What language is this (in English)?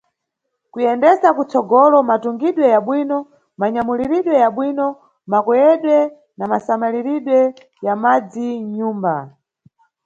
Nyungwe